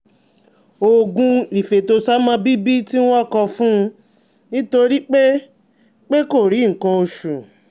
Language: Yoruba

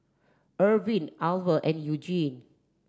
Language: English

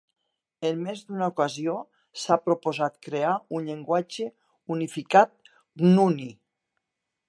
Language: Catalan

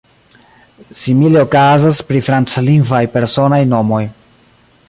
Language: Esperanto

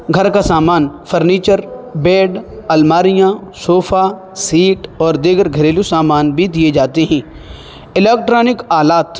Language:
Urdu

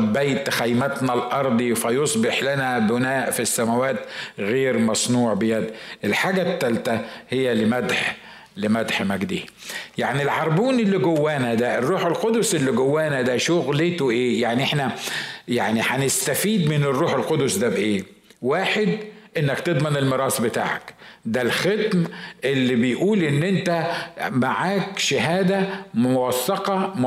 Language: Arabic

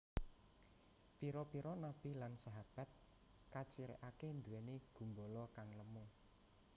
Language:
Javanese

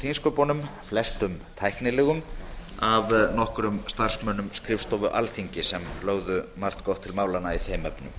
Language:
Icelandic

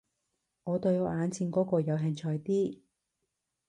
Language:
Cantonese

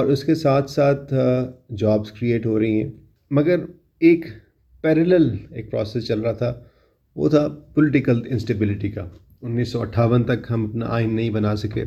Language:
Urdu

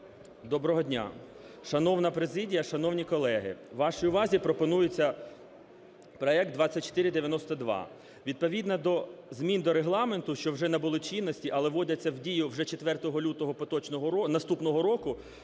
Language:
Ukrainian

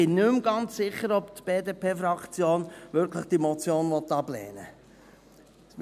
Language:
Swiss German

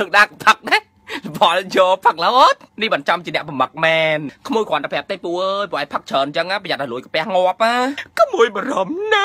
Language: Thai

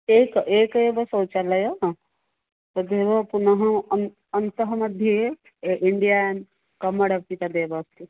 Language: Sanskrit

